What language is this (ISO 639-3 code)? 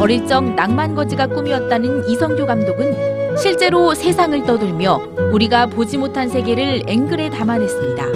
kor